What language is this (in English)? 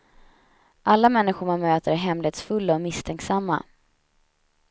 Swedish